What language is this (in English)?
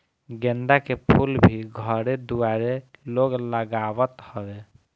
Bhojpuri